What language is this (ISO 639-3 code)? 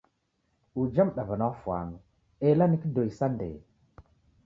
dav